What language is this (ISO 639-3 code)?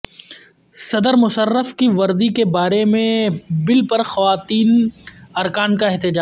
urd